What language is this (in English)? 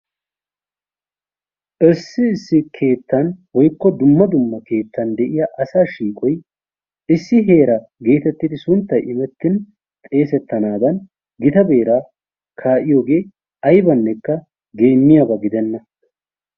Wolaytta